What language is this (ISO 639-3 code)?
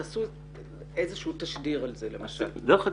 heb